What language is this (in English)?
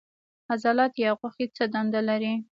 Pashto